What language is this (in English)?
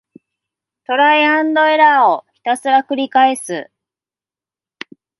Japanese